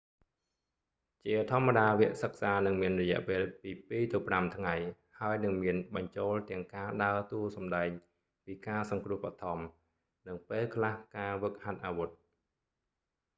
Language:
Khmer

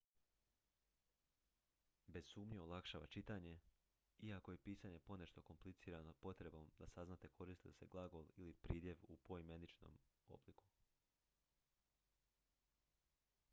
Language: Croatian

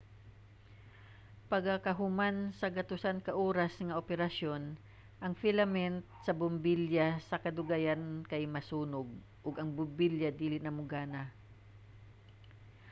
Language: Cebuano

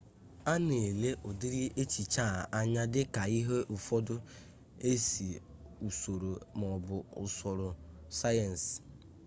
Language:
Igbo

